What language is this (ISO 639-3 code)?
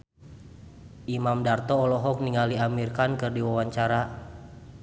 sun